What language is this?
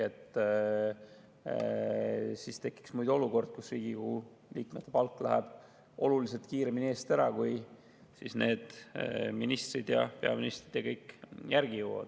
Estonian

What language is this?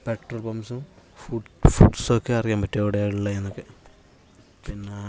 Malayalam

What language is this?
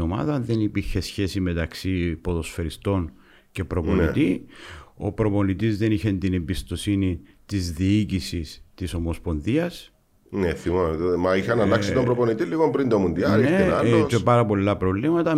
Greek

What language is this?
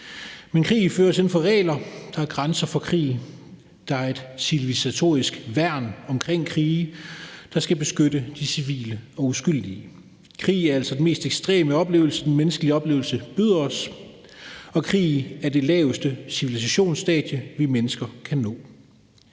Danish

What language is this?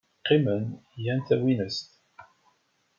Kabyle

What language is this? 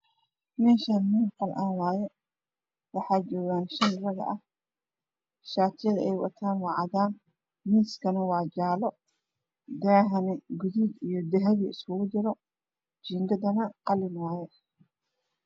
Somali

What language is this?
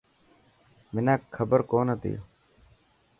Dhatki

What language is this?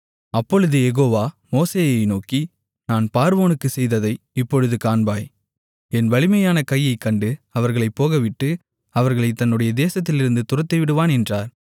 Tamil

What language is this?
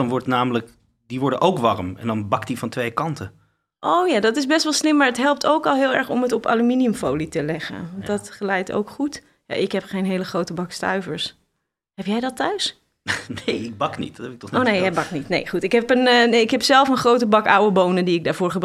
Dutch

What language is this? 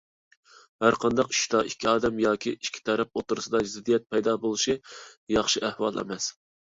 Uyghur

